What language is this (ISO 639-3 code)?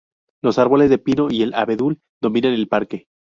spa